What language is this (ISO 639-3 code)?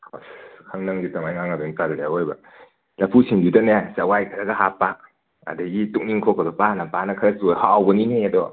mni